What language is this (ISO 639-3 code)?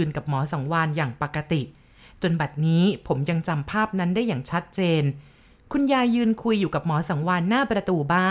tha